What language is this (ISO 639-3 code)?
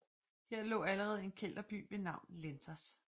dan